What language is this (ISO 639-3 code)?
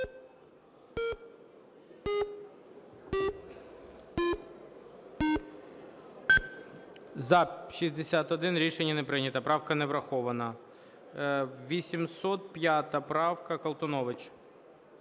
ukr